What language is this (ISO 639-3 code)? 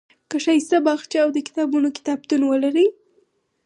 pus